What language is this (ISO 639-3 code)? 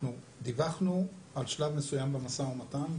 heb